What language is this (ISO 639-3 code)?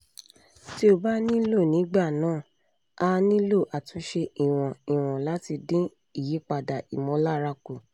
yor